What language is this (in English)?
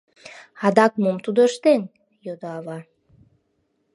Mari